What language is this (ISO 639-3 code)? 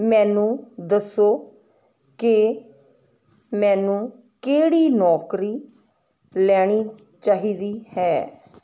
pan